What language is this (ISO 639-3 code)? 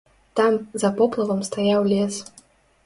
bel